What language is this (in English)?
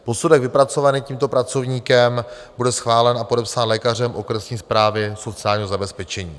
Czech